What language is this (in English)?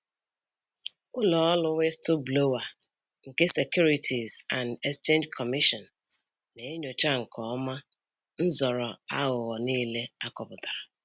Igbo